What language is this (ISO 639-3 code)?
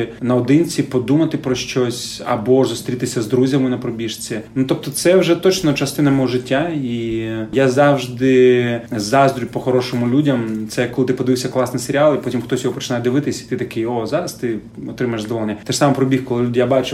ukr